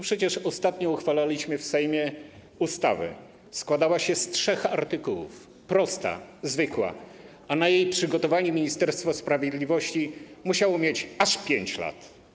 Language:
Polish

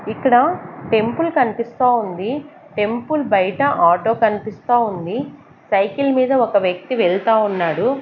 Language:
Telugu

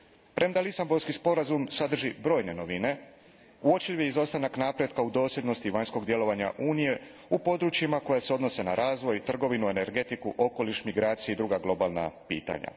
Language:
Croatian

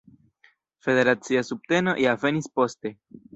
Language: Esperanto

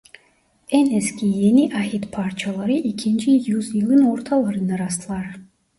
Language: Turkish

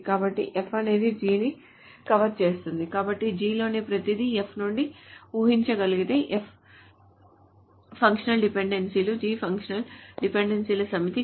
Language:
Telugu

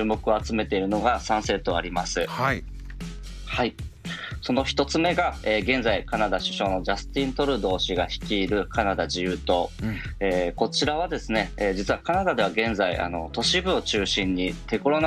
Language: Japanese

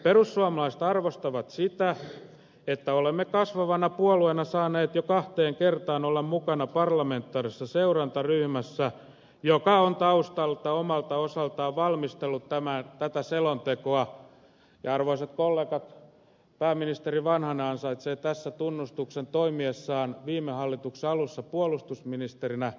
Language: Finnish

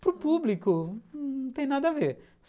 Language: Portuguese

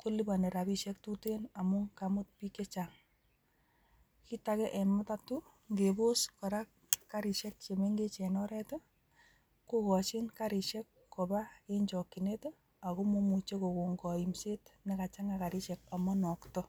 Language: Kalenjin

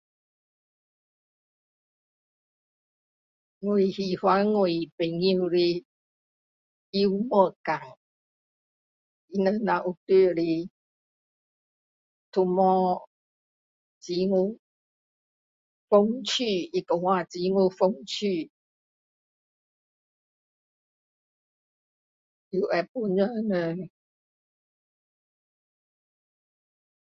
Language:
Min Dong Chinese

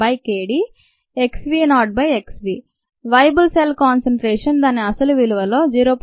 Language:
Telugu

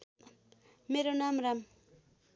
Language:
Nepali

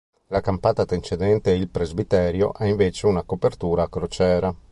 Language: Italian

